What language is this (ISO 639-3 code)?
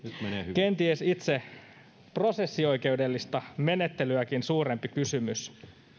fin